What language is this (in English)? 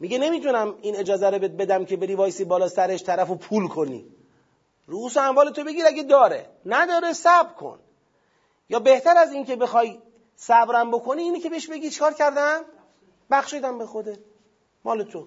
Persian